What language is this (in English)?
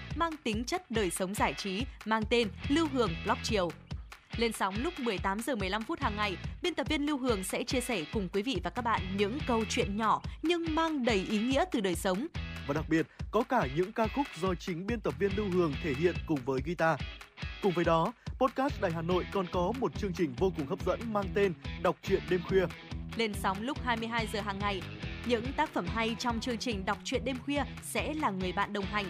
Vietnamese